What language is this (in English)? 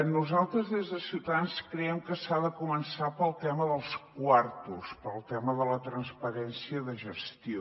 Catalan